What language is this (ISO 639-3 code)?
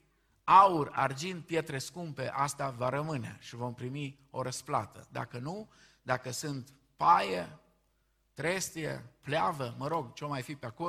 ron